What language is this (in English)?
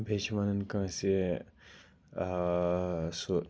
Kashmiri